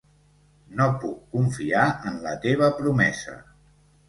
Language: Catalan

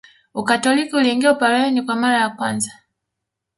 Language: Swahili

